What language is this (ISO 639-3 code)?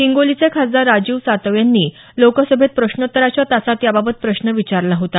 mar